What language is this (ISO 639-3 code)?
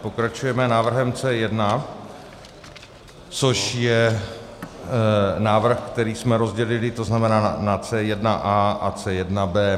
ces